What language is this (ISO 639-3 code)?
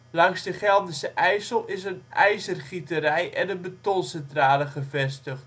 nld